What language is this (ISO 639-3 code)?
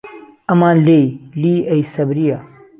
ckb